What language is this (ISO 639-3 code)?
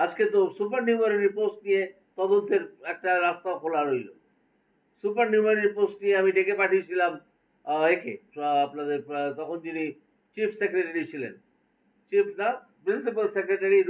ben